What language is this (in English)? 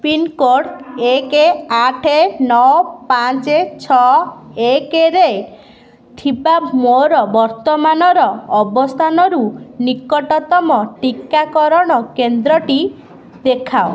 Odia